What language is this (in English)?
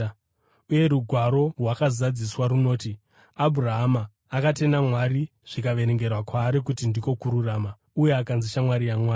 Shona